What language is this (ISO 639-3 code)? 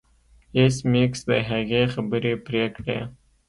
pus